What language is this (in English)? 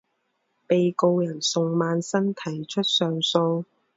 Chinese